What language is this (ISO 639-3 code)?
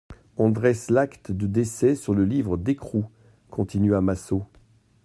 fra